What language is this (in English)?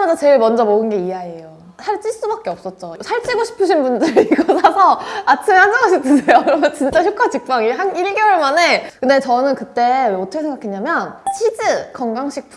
Korean